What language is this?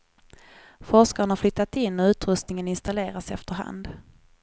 Swedish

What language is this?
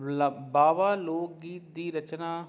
Punjabi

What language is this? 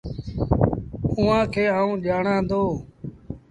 Sindhi Bhil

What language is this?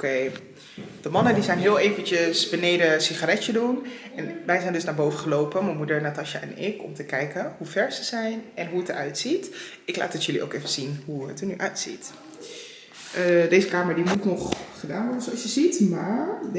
Dutch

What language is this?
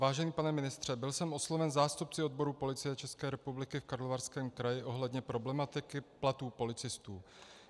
Czech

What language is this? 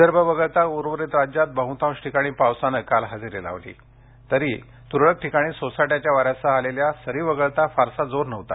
Marathi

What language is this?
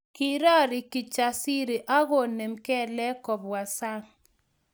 Kalenjin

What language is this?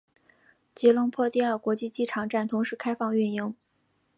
Chinese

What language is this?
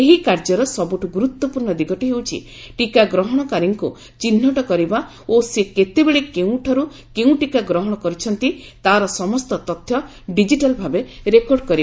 Odia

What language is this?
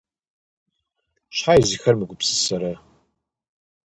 Kabardian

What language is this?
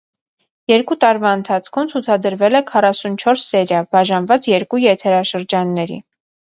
Armenian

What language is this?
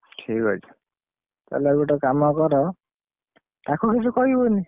Odia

